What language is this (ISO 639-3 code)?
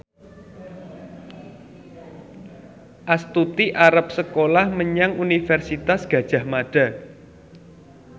jav